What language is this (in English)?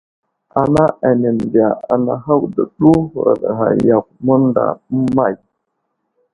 Wuzlam